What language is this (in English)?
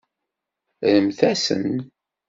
Kabyle